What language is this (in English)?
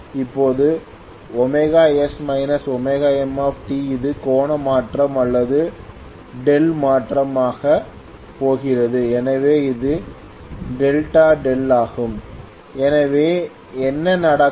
Tamil